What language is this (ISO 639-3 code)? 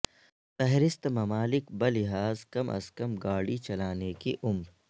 urd